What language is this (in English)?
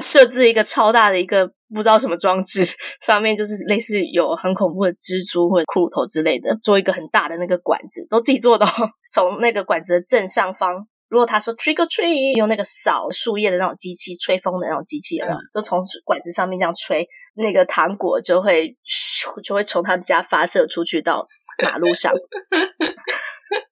Chinese